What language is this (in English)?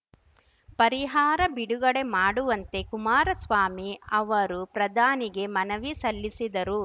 Kannada